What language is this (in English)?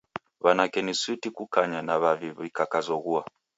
Taita